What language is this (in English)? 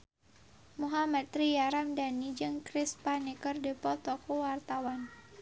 Sundanese